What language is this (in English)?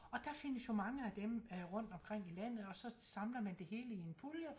Danish